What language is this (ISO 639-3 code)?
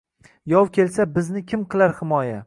uzb